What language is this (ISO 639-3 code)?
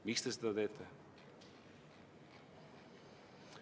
est